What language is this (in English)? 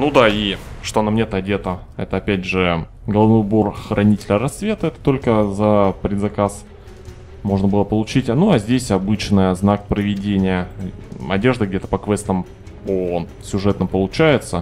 Russian